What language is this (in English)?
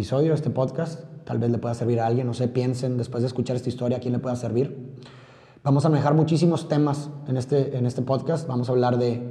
Spanish